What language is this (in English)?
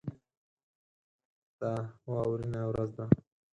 Pashto